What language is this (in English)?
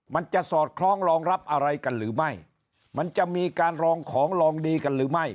Thai